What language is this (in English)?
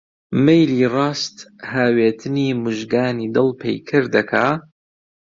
Central Kurdish